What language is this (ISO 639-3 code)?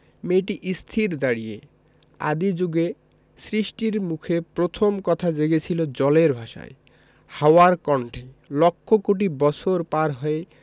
ben